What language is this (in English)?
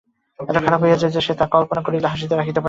Bangla